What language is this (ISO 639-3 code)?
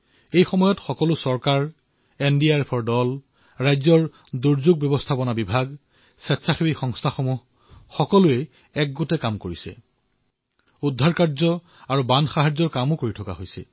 asm